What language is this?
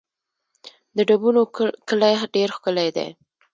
Pashto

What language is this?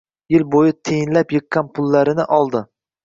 Uzbek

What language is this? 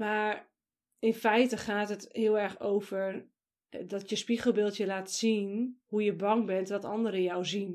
Dutch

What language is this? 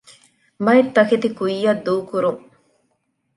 Divehi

